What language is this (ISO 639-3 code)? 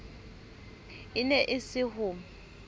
sot